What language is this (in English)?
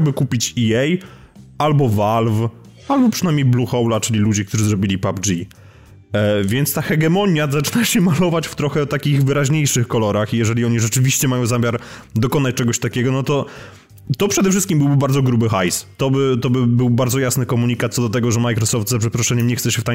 Polish